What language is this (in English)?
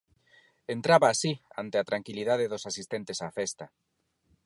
Galician